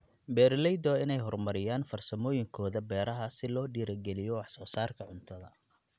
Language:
Somali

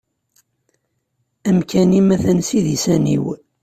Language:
Kabyle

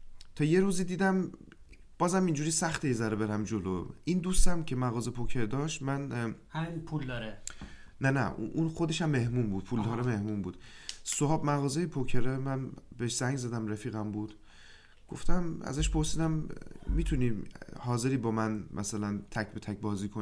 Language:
Persian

